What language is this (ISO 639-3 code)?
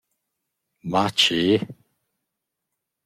roh